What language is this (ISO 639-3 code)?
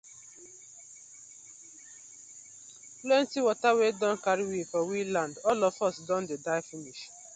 pcm